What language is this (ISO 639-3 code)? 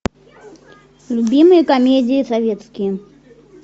rus